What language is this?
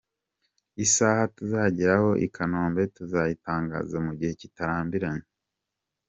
Kinyarwanda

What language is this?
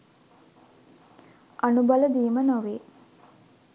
Sinhala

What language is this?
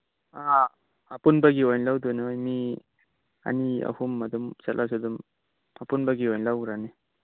Manipuri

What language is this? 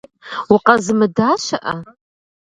Kabardian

